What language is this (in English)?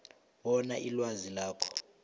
South Ndebele